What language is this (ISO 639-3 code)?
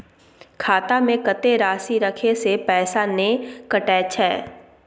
mai